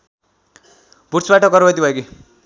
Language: Nepali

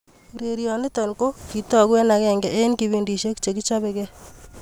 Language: Kalenjin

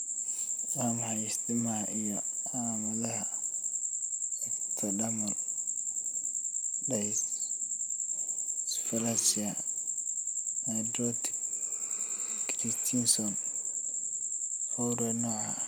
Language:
Somali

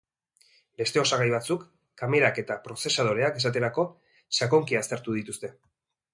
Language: Basque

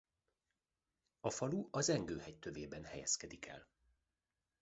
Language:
Hungarian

